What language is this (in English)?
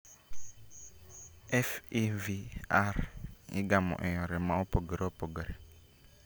Luo (Kenya and Tanzania)